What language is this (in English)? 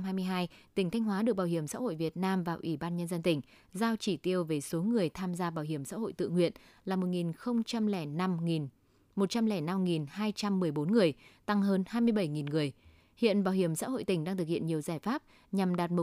Vietnamese